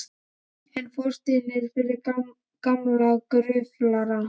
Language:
Icelandic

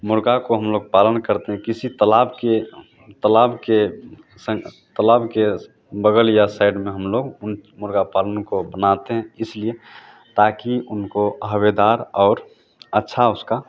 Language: Hindi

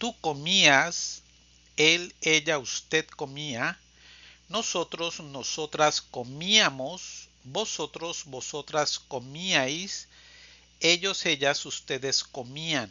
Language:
Spanish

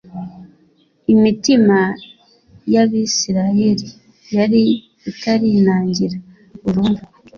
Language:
Kinyarwanda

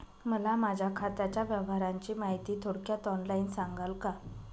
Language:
Marathi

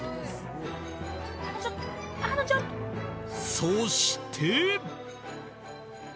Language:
Japanese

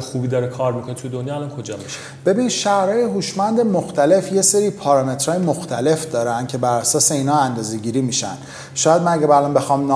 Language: Persian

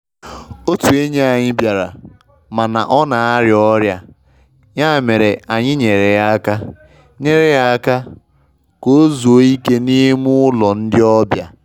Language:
Igbo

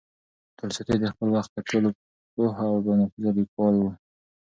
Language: Pashto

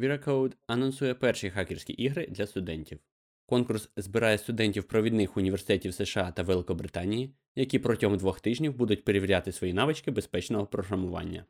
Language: Ukrainian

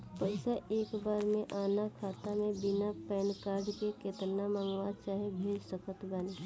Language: Bhojpuri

